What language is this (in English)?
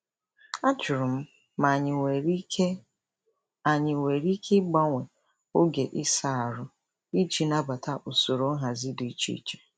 Igbo